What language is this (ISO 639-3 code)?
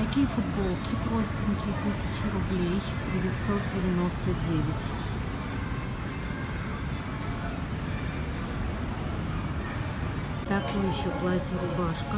rus